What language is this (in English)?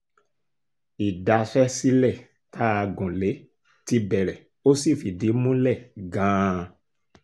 Yoruba